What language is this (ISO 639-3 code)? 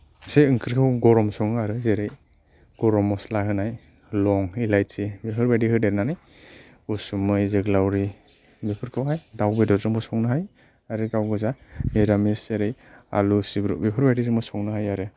brx